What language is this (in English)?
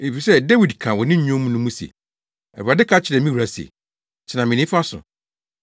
Akan